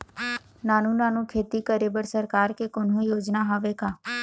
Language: Chhattisgarhi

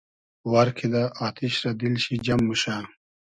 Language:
Hazaragi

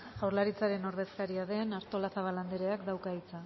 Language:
Basque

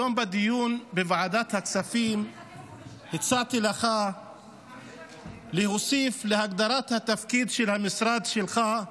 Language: Hebrew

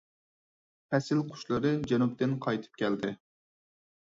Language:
Uyghur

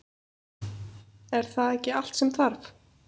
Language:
Icelandic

